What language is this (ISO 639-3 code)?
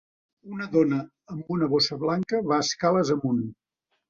cat